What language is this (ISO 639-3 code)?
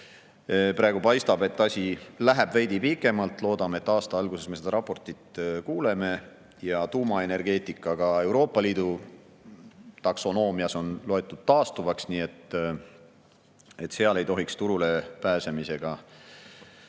est